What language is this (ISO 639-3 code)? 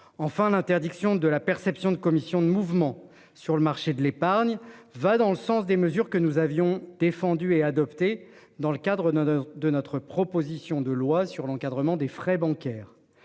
fra